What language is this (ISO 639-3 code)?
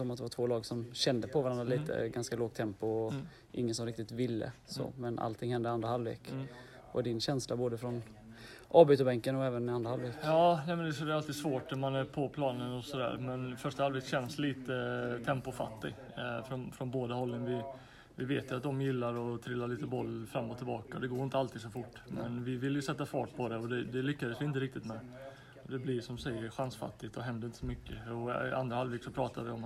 swe